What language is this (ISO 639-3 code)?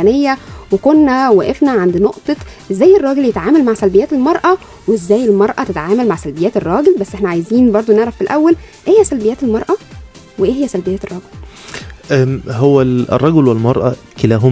ara